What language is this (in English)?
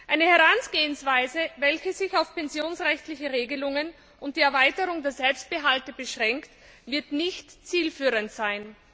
German